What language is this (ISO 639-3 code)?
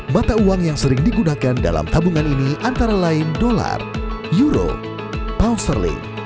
ind